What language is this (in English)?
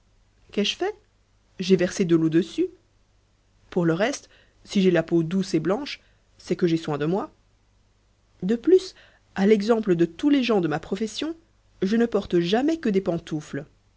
French